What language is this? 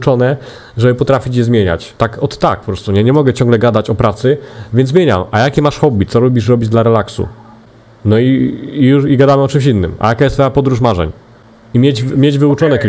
Polish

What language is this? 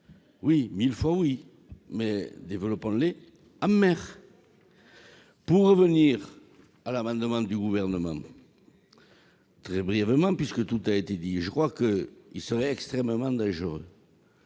French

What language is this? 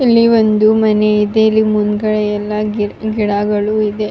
Kannada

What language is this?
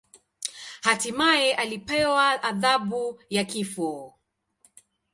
Swahili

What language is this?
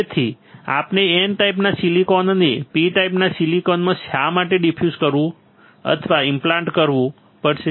Gujarati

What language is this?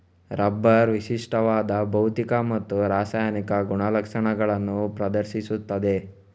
Kannada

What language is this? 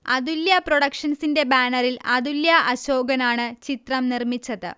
Malayalam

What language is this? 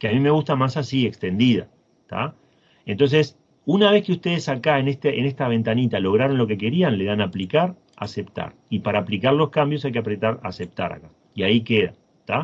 Spanish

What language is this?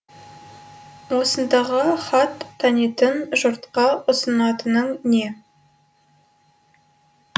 Kazakh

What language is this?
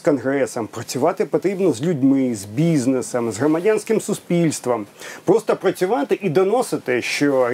Ukrainian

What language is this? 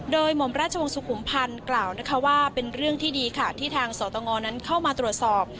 Thai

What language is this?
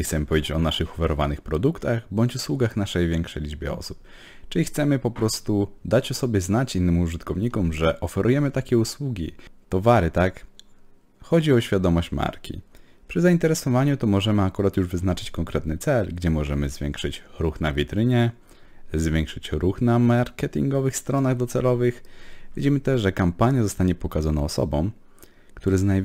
Polish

